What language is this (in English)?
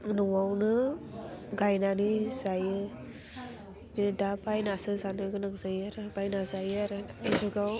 Bodo